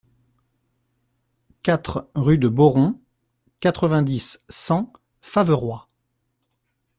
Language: French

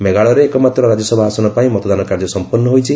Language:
Odia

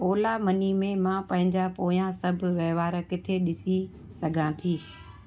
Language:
Sindhi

